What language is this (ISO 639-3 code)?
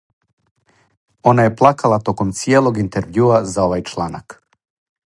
srp